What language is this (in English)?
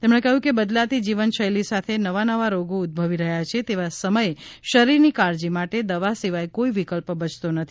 Gujarati